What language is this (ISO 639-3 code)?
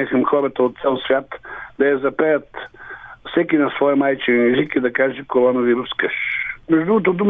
bul